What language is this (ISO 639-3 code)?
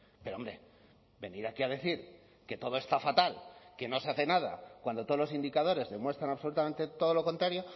spa